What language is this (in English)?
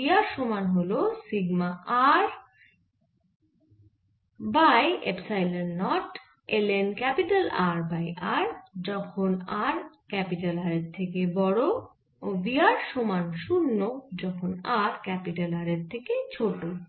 Bangla